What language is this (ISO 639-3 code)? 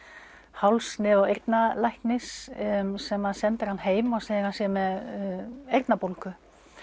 isl